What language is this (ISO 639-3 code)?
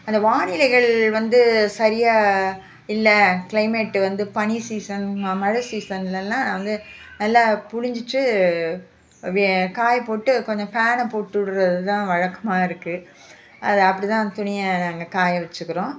tam